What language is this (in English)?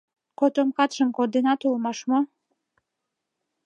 Mari